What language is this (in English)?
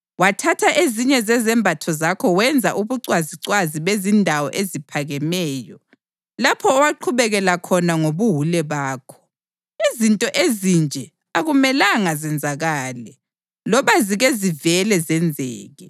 North Ndebele